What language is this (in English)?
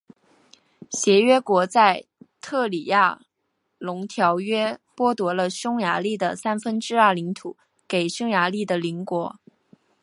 Chinese